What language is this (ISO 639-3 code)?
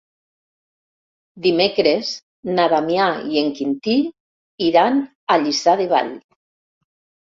cat